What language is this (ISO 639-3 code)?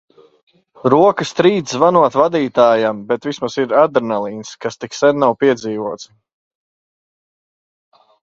lav